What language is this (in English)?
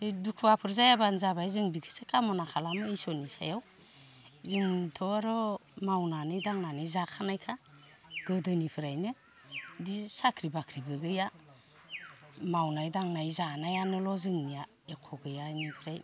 Bodo